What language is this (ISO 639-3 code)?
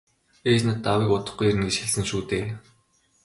mon